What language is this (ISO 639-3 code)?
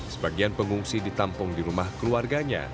ind